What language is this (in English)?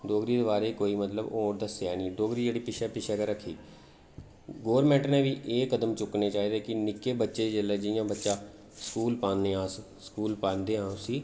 Dogri